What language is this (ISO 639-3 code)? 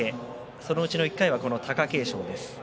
jpn